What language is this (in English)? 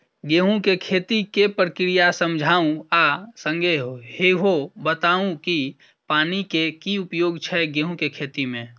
Maithili